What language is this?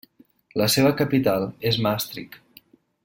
Catalan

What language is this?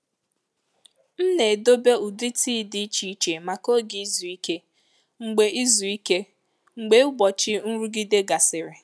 Igbo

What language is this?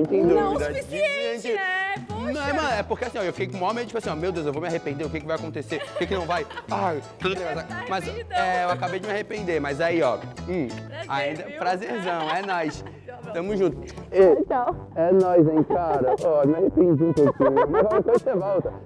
Portuguese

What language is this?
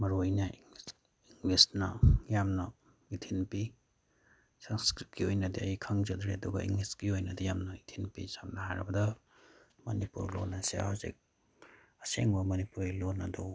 Manipuri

